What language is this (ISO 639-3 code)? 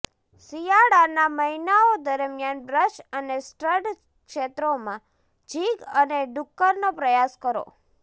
guj